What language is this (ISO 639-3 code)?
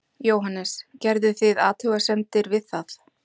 isl